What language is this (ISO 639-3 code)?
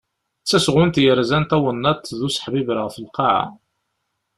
kab